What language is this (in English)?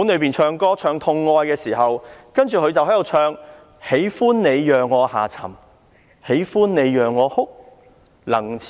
Cantonese